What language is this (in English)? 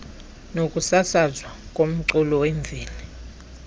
Xhosa